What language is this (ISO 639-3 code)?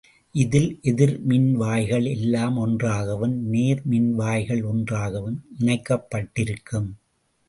tam